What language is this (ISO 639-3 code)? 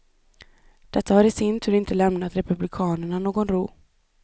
swe